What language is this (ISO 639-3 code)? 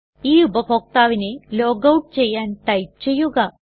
mal